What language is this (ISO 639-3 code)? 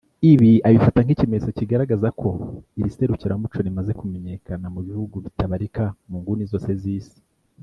kin